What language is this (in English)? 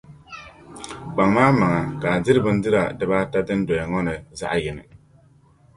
Dagbani